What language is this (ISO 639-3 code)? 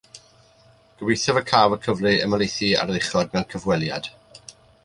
cym